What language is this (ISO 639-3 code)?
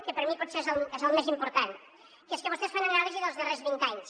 cat